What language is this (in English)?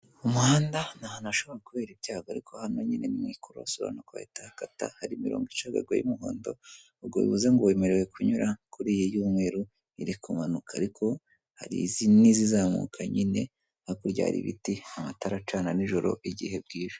Kinyarwanda